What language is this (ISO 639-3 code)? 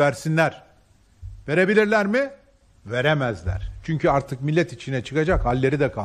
tur